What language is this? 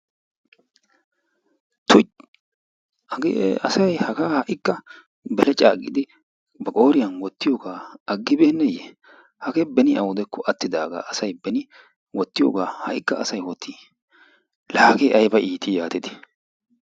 Wolaytta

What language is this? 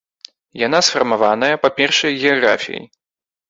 Belarusian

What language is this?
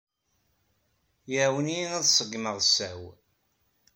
Kabyle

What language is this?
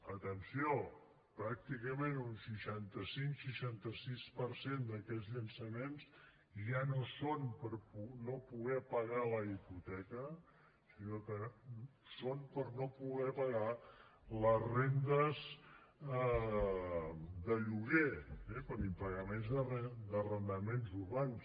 Catalan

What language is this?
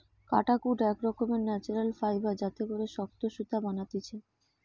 Bangla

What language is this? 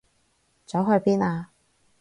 Cantonese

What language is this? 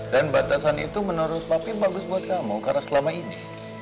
Indonesian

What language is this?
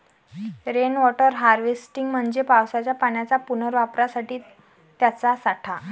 Marathi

